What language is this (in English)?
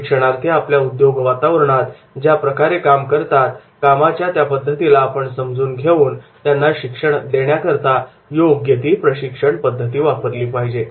Marathi